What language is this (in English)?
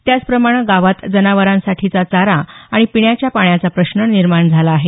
Marathi